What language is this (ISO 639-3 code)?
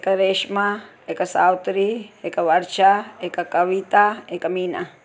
snd